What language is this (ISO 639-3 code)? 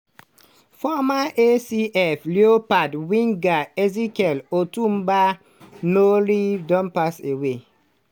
pcm